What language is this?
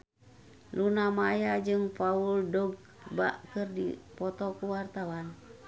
Sundanese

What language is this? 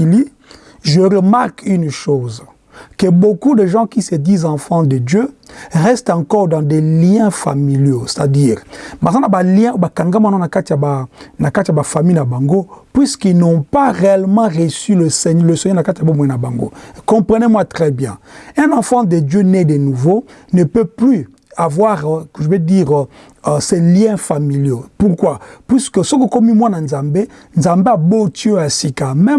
French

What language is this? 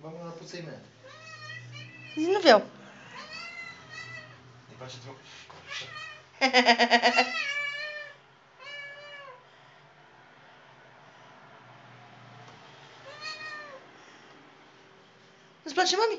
Romanian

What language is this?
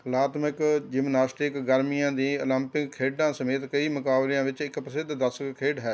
Punjabi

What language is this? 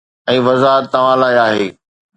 Sindhi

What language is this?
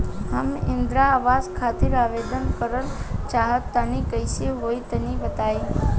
Bhojpuri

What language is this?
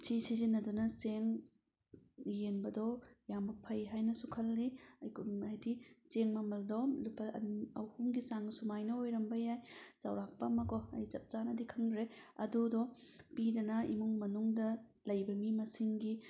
Manipuri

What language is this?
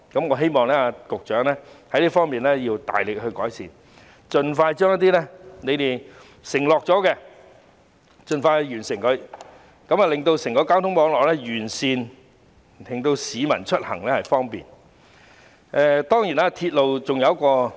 Cantonese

